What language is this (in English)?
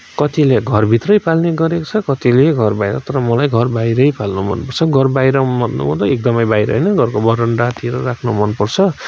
Nepali